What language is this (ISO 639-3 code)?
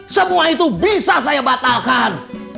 ind